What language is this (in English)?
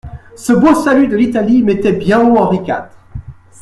French